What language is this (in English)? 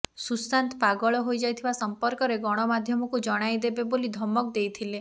Odia